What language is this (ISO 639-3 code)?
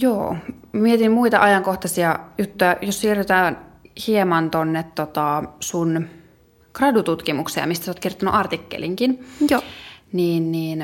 fin